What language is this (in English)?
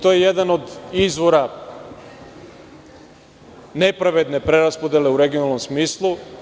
Serbian